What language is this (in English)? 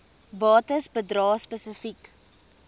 Afrikaans